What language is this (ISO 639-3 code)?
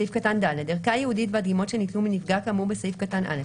heb